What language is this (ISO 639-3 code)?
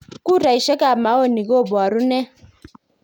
kln